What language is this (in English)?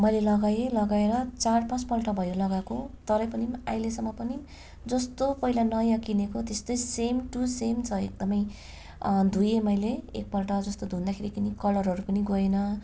Nepali